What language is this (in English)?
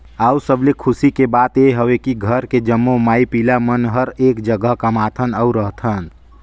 Chhattisgarhi